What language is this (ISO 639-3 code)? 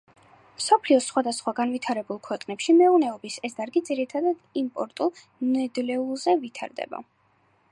kat